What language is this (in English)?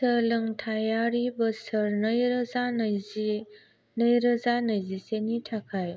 Bodo